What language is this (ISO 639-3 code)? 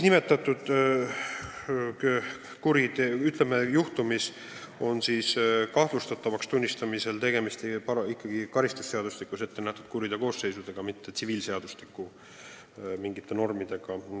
est